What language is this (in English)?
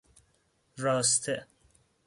Persian